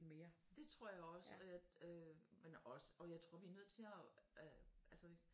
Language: Danish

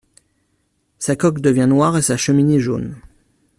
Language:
French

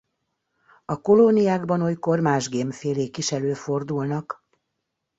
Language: Hungarian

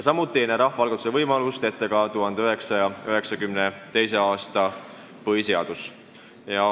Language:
Estonian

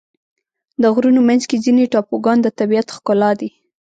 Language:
Pashto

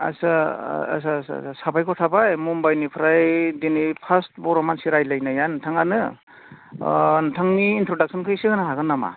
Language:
Bodo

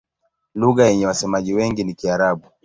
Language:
Swahili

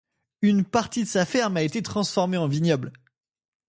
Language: French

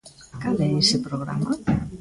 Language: Galician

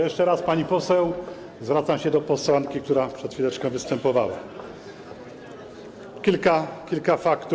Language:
Polish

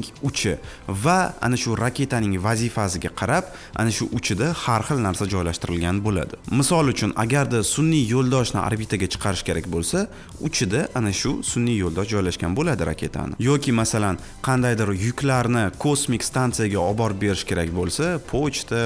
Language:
Turkish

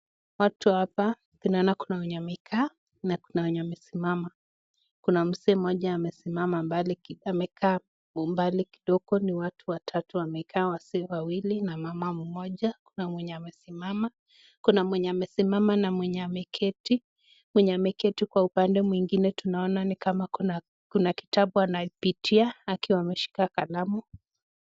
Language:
Swahili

